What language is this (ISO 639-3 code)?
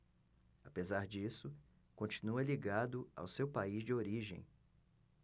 por